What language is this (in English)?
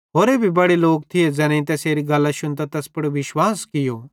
Bhadrawahi